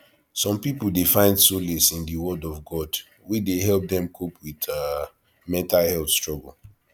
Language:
Nigerian Pidgin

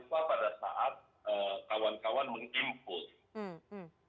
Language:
Indonesian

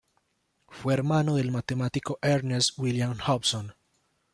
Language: Spanish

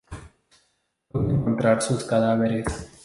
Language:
Spanish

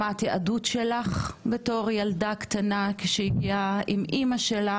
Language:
Hebrew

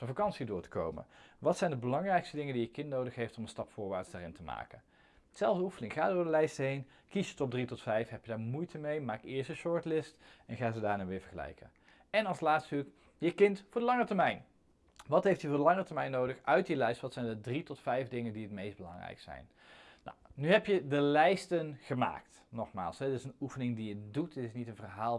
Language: Dutch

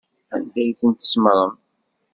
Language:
Kabyle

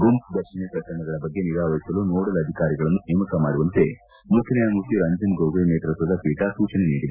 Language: Kannada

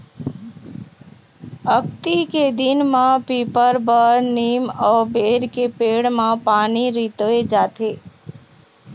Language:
Chhattisgarhi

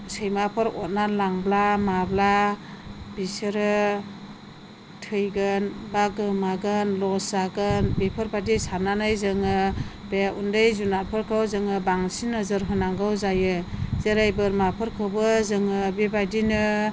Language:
Bodo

